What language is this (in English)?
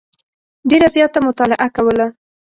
Pashto